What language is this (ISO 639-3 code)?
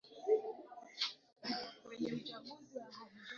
swa